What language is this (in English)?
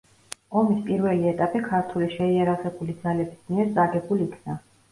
Georgian